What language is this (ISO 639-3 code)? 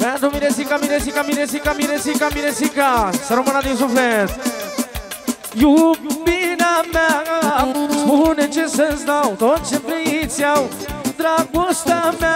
ron